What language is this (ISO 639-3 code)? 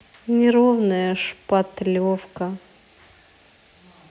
rus